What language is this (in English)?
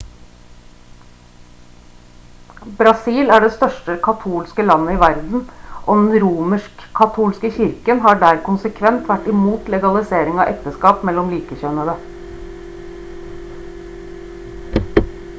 Norwegian Bokmål